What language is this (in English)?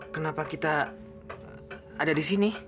Indonesian